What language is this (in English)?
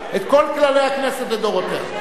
Hebrew